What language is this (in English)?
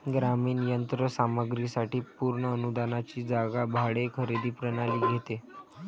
Marathi